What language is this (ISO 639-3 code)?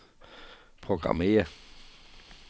dan